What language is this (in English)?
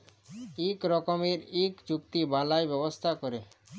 Bangla